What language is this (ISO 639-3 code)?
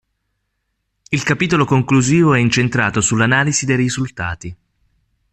ita